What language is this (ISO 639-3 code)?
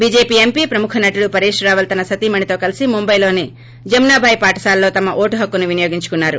tel